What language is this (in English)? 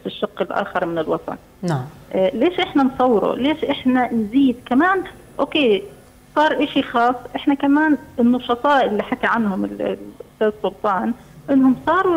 Arabic